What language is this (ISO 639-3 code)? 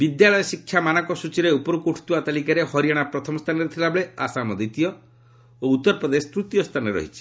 ori